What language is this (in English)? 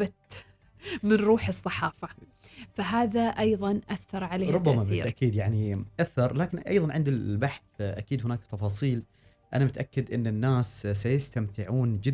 Arabic